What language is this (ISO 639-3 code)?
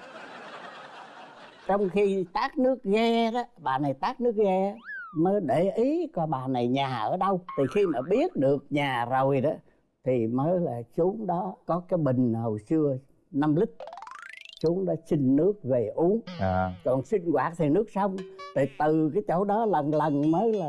vie